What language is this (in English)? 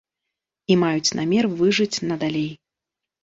Belarusian